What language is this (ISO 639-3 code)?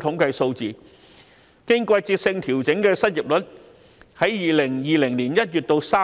yue